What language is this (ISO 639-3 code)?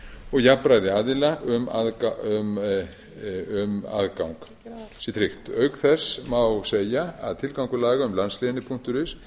isl